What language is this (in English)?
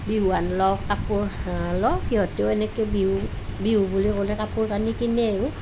Assamese